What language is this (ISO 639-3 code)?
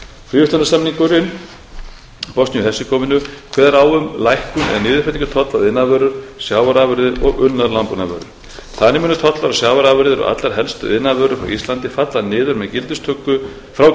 isl